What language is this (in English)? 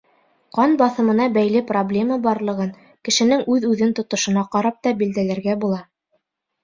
Bashkir